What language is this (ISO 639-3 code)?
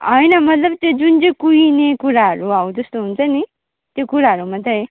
nep